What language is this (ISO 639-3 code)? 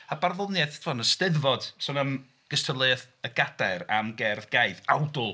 cym